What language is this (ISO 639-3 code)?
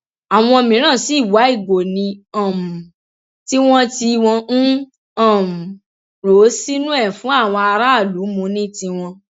yor